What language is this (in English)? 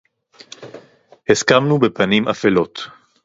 Hebrew